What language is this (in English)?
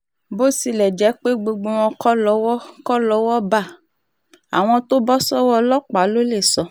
Yoruba